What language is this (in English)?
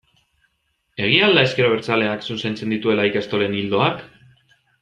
Basque